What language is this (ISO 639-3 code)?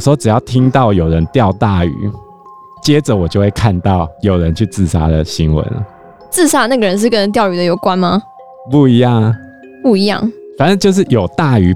zho